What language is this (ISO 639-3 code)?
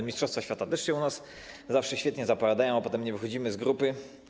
pol